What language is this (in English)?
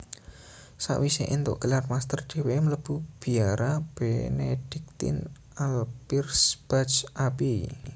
Javanese